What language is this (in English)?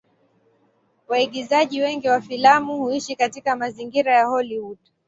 Swahili